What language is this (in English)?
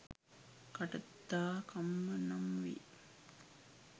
Sinhala